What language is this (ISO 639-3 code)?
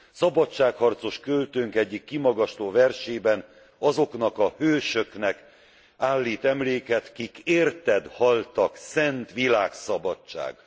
hun